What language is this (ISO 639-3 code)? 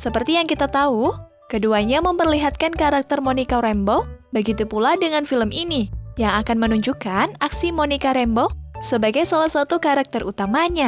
ind